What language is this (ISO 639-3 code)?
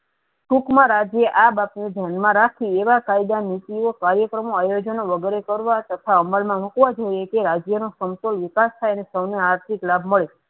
guj